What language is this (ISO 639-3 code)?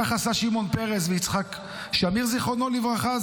heb